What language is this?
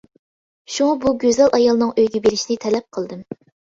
Uyghur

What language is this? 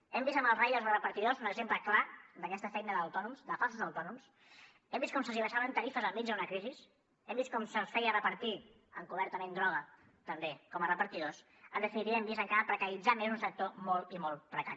Catalan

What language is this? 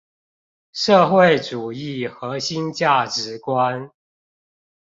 Chinese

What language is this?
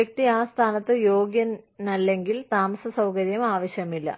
Malayalam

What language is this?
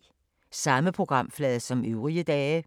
Danish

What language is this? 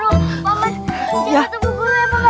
Indonesian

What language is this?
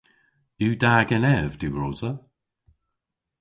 Cornish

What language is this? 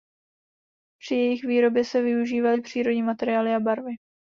Czech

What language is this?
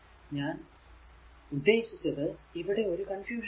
Malayalam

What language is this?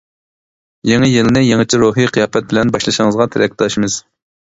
Uyghur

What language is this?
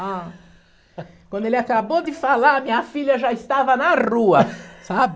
Portuguese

